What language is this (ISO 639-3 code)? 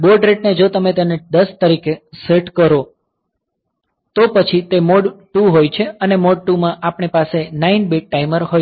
guj